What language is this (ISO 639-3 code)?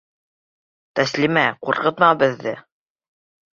bak